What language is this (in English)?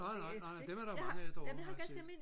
Danish